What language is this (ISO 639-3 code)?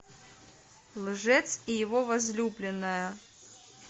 rus